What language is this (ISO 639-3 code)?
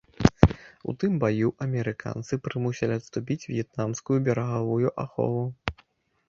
bel